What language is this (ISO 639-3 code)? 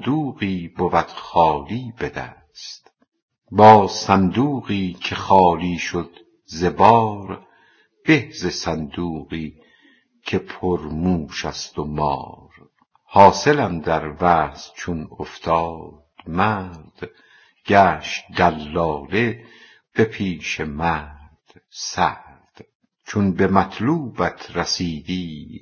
fas